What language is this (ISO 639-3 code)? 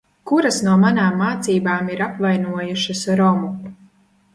lav